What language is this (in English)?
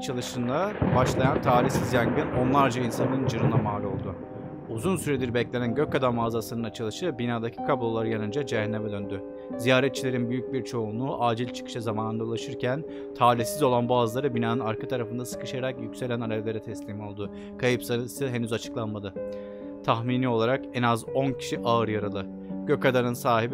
Turkish